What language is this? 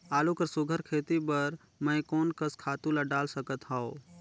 Chhattisgarhi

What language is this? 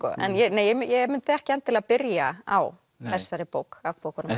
Icelandic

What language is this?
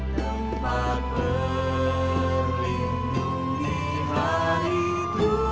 Indonesian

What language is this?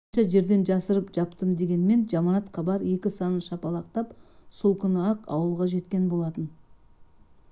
Kazakh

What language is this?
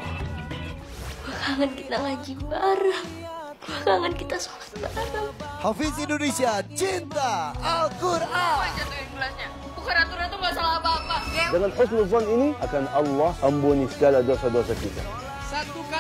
Indonesian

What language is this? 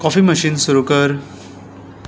Konkani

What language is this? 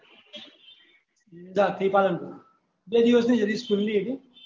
Gujarati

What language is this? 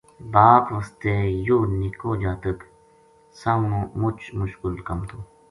Gujari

